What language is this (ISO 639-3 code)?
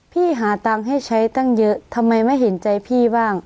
tha